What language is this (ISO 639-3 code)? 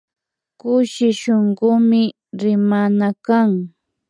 qvi